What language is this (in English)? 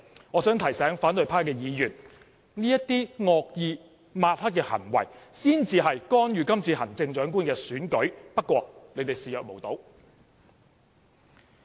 Cantonese